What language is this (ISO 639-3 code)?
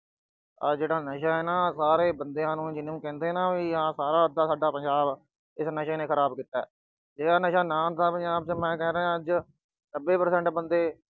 pan